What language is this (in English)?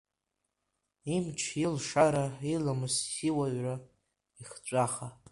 Abkhazian